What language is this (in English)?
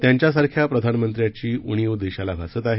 Marathi